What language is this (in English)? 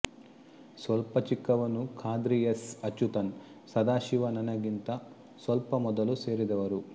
Kannada